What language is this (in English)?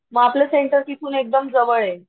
Marathi